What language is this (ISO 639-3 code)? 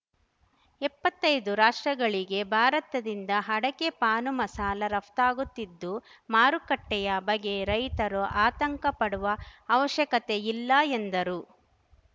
kan